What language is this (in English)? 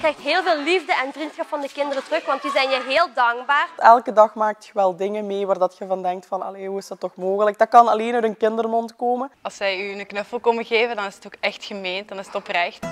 Dutch